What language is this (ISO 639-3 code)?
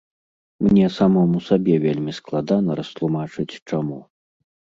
bel